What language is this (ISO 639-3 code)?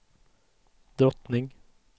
swe